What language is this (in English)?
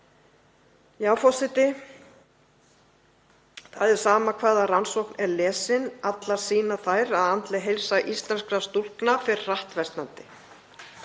Icelandic